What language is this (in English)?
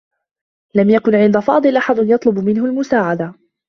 Arabic